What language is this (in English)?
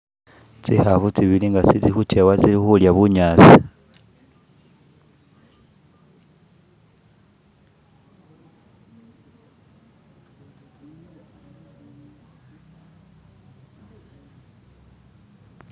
Masaaba